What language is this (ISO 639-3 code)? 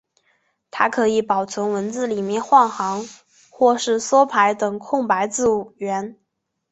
zho